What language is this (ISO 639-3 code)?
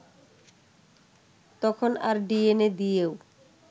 ben